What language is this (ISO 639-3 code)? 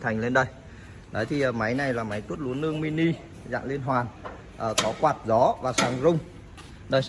vie